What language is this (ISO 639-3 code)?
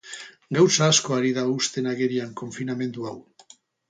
eus